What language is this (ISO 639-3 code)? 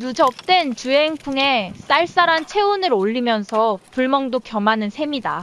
kor